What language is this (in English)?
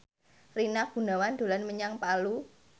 Javanese